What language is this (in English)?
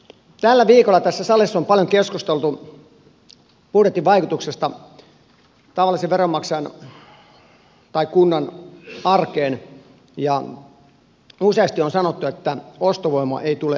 Finnish